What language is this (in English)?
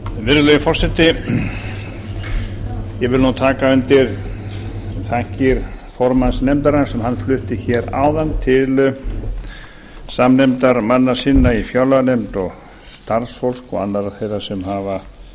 Icelandic